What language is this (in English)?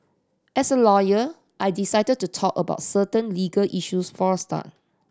English